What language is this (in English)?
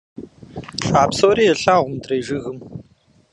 Kabardian